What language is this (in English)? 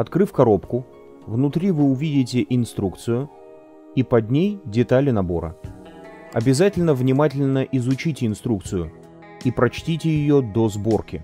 Russian